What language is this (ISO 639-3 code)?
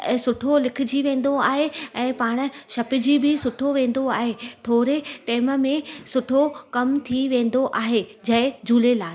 snd